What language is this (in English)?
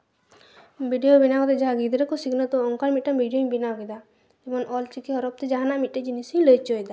Santali